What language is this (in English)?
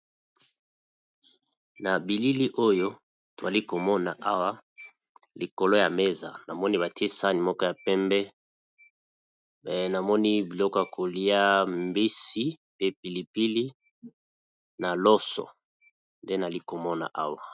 Lingala